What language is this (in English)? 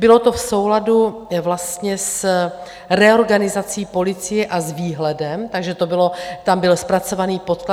Czech